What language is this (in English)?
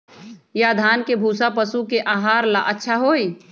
Magahi